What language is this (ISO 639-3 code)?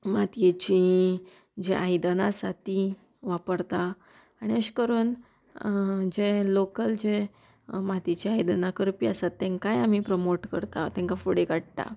kok